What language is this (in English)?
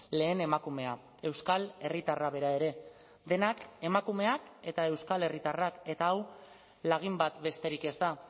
Basque